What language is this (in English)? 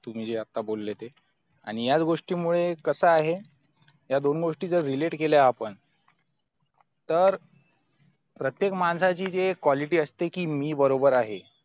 Marathi